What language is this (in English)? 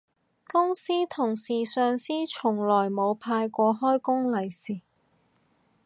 Cantonese